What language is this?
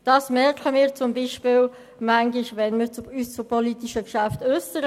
Swiss German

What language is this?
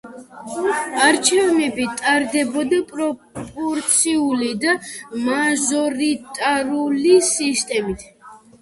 Georgian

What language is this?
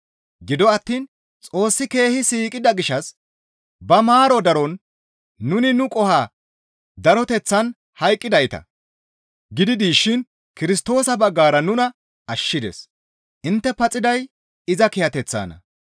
Gamo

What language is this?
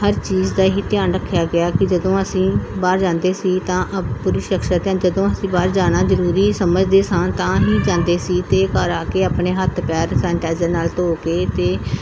Punjabi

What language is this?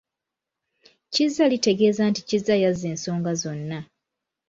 Ganda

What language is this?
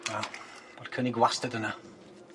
Welsh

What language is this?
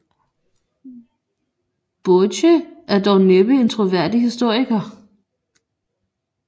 Danish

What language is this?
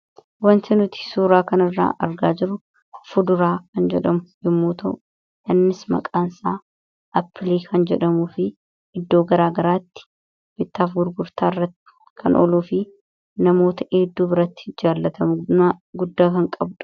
Oromo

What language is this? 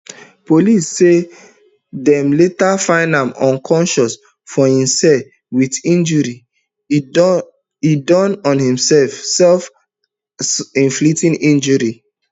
Nigerian Pidgin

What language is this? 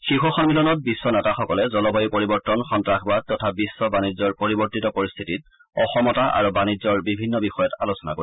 Assamese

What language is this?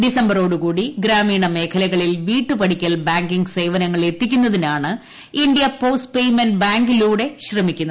Malayalam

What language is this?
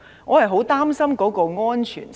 Cantonese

